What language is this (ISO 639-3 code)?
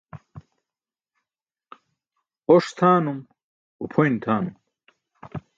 bsk